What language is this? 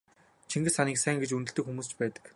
Mongolian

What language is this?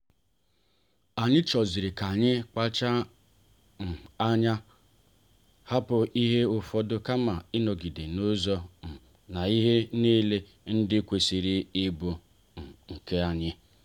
Igbo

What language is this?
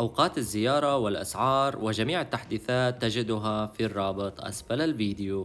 Arabic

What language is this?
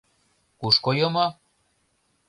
Mari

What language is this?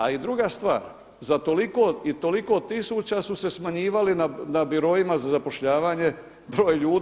Croatian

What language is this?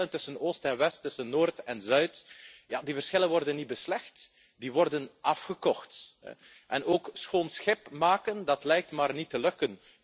Dutch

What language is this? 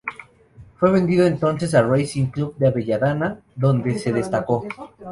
Spanish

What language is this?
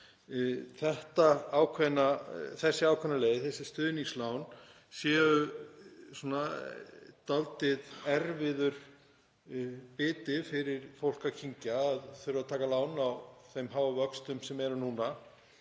Icelandic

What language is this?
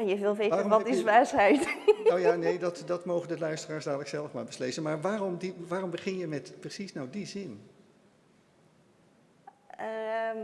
Dutch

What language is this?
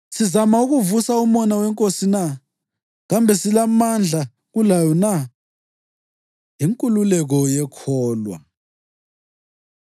North Ndebele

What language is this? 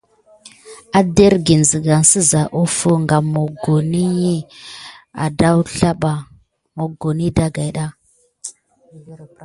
Gidar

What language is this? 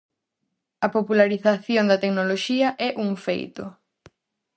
Galician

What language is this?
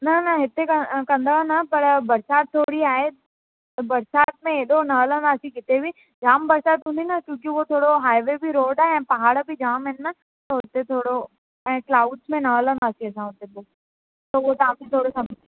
Sindhi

